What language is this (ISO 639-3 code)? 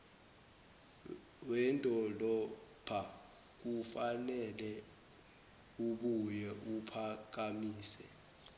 zul